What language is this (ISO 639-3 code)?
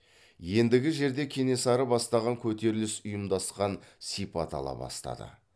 kaz